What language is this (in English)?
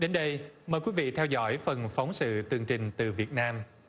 Vietnamese